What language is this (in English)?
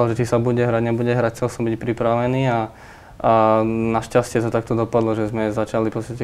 Slovak